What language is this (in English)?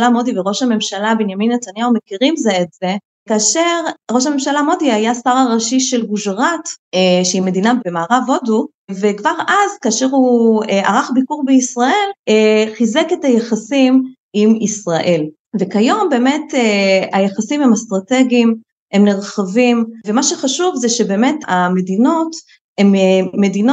Hebrew